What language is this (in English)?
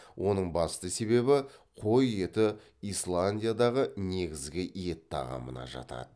Kazakh